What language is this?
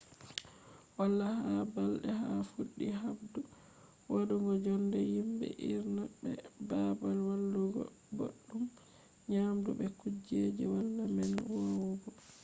Fula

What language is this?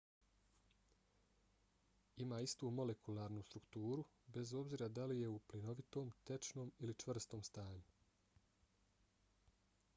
Bosnian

